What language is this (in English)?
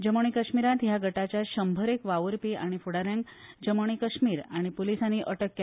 Konkani